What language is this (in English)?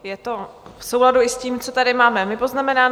Czech